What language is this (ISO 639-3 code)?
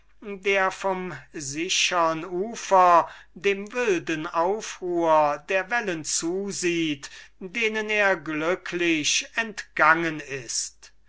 deu